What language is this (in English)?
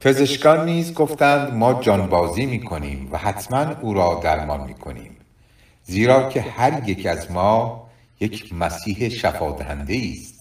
Persian